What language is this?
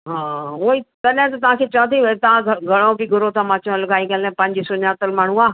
Sindhi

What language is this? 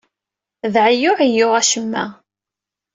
Kabyle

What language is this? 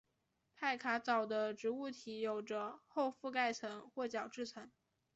Chinese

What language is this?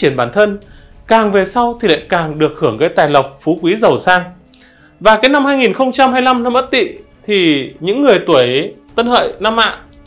Vietnamese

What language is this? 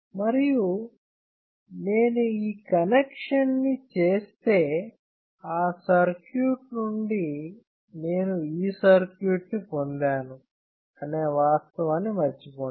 Telugu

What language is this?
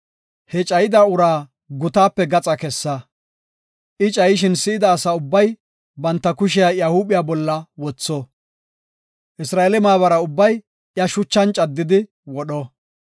Gofa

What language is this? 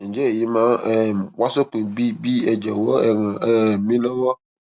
Yoruba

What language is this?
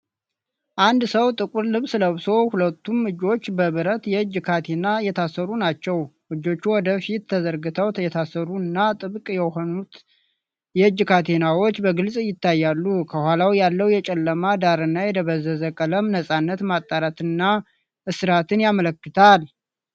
Amharic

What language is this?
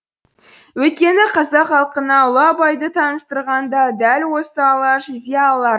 Kazakh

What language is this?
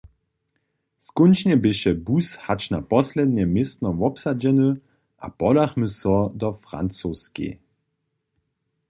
Upper Sorbian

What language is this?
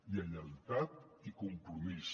Catalan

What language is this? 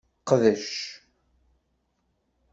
Kabyle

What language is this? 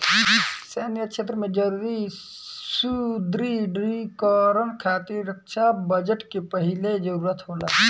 Bhojpuri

